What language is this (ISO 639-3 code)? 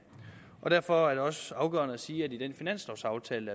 dan